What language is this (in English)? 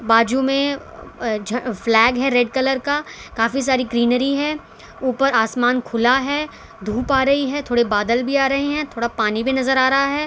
Hindi